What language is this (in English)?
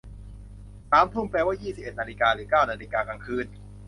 Thai